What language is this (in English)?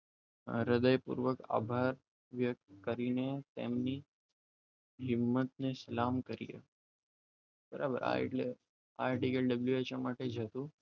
Gujarati